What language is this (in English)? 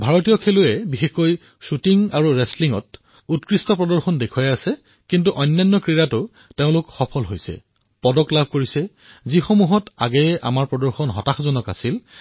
Assamese